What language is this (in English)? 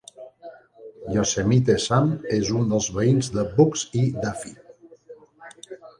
Catalan